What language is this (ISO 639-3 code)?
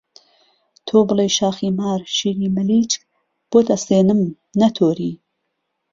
ckb